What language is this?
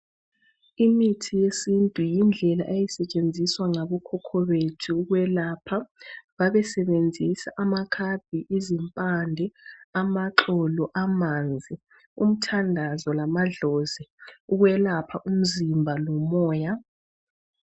North Ndebele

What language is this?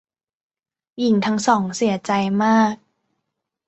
Thai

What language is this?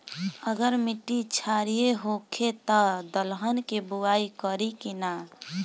Bhojpuri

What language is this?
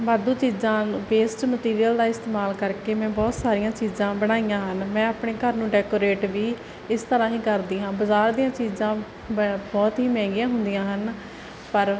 Punjabi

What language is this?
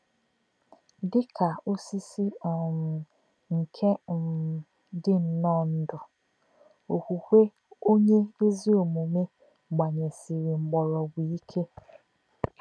Igbo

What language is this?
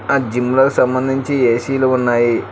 Telugu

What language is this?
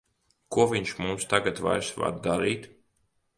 Latvian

